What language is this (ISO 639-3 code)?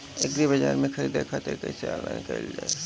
bho